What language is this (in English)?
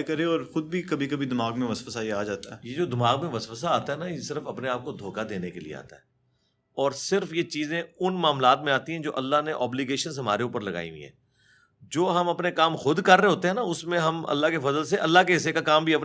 Urdu